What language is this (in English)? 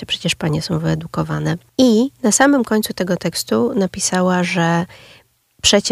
Polish